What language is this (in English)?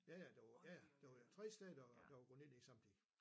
Danish